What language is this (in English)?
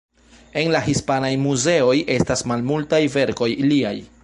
Esperanto